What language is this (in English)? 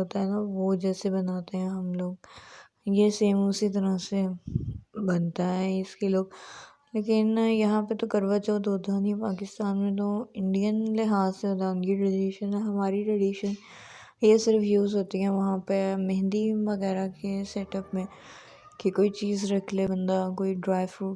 Urdu